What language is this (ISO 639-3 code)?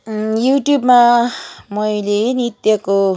nep